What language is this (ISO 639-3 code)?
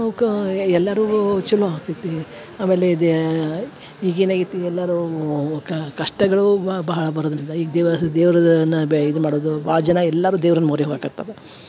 kan